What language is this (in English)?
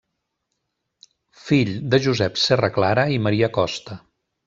Catalan